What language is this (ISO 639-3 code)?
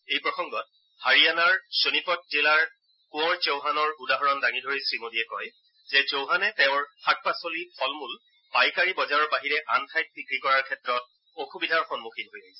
asm